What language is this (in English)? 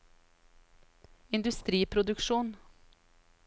Norwegian